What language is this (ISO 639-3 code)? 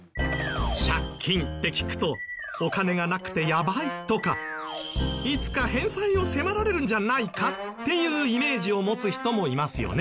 jpn